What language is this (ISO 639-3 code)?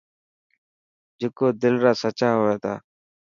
mki